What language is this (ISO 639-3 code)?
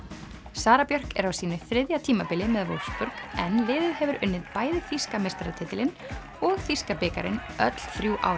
isl